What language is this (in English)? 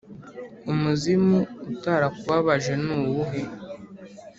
Kinyarwanda